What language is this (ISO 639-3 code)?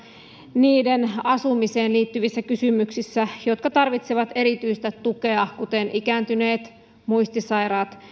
fin